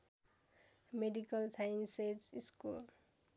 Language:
Nepali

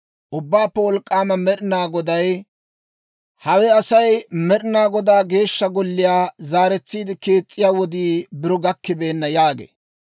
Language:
Dawro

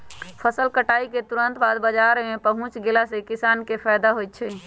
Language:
Magahi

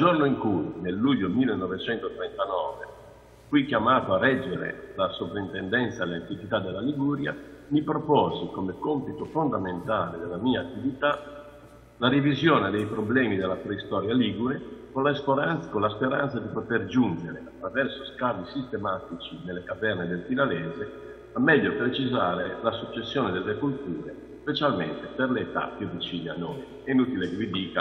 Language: Italian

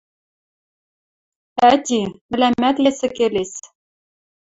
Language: Western Mari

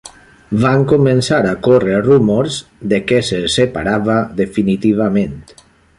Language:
Catalan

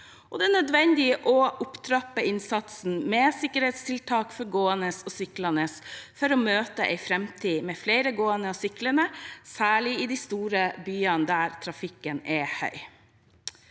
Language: Norwegian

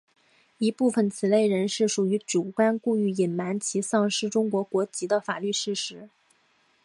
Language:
Chinese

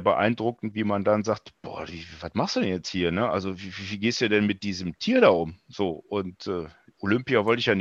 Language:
German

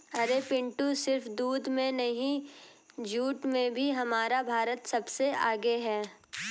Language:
Hindi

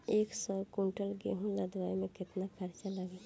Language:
Bhojpuri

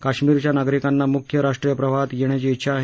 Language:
Marathi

